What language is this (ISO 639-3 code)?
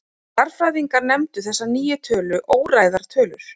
isl